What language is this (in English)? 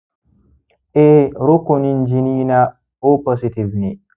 Hausa